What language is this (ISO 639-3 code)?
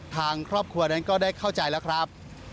tha